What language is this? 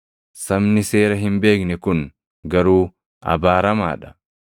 Oromo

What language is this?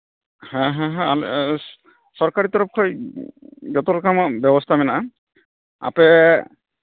Santali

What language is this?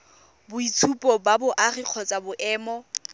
Tswana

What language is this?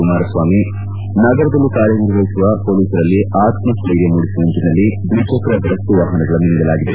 Kannada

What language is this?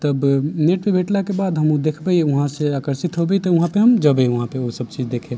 Maithili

